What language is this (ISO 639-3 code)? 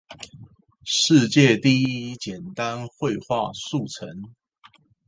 zho